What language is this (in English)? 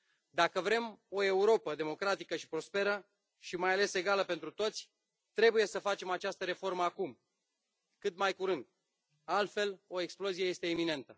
Romanian